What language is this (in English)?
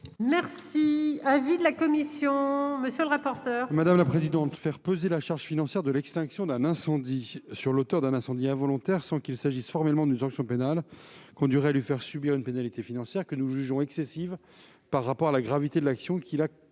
French